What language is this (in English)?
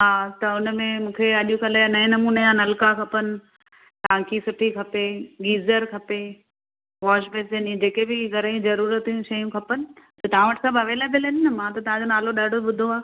Sindhi